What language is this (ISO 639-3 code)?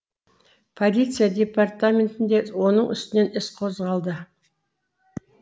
kaz